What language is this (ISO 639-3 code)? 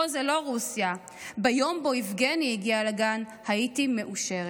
heb